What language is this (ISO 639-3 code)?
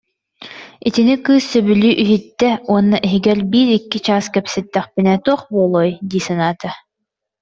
sah